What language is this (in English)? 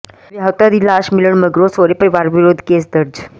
Punjabi